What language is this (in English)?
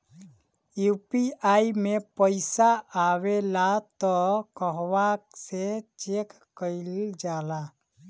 Bhojpuri